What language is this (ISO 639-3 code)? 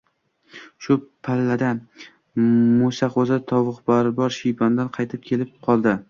uzb